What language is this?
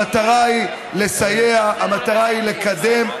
Hebrew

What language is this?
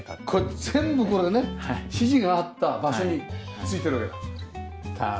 Japanese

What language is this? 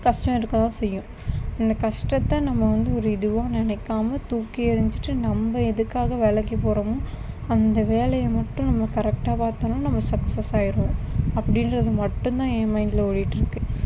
Tamil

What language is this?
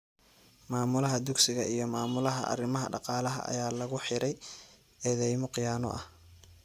Somali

